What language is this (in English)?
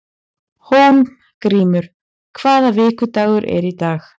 Icelandic